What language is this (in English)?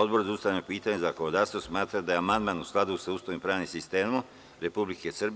Serbian